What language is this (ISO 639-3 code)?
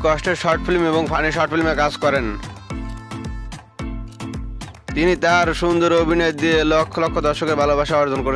hin